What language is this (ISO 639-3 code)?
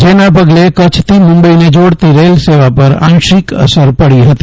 guj